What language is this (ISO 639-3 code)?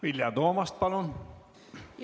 est